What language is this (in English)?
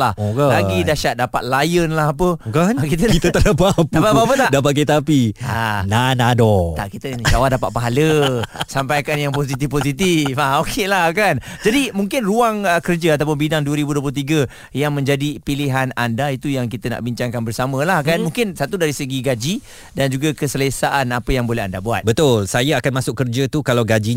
Malay